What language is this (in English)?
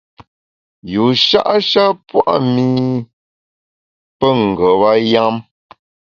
Bamun